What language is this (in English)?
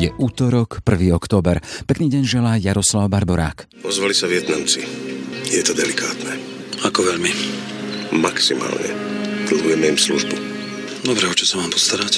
Slovak